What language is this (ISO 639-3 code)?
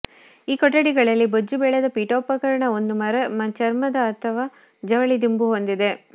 kan